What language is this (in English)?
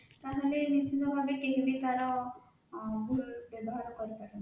Odia